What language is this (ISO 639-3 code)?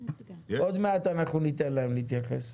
heb